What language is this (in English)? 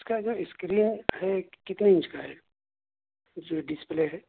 Urdu